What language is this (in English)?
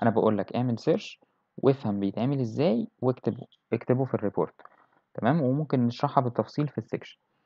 Arabic